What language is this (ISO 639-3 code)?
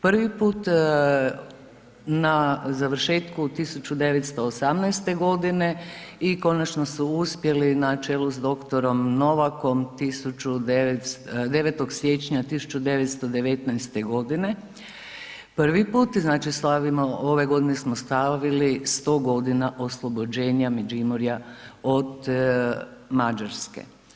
hrv